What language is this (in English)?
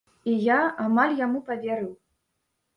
Belarusian